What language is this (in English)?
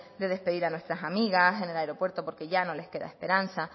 Spanish